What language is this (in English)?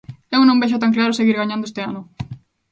Galician